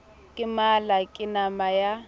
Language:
Southern Sotho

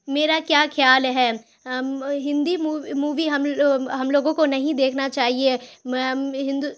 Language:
Urdu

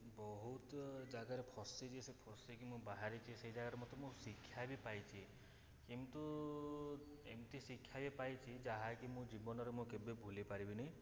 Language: Odia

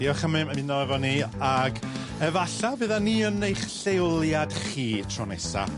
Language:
Welsh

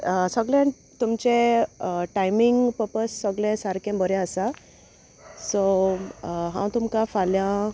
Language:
Konkani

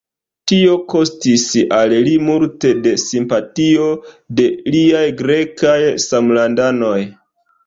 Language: Esperanto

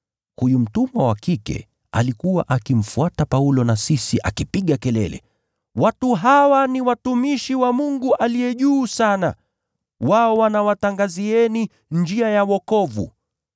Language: Swahili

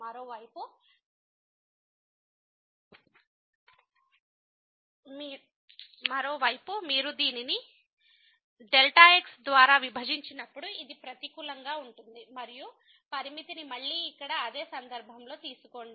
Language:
Telugu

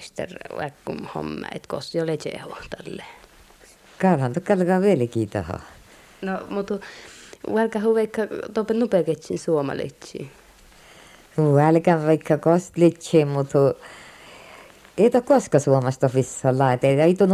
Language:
Finnish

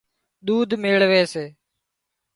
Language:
Wadiyara Koli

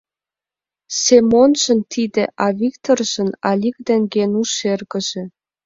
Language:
Mari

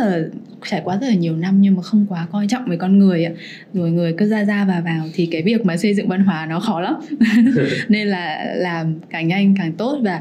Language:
Vietnamese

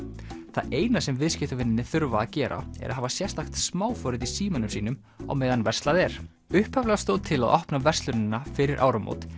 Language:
Icelandic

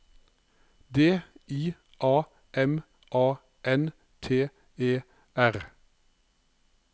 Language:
Norwegian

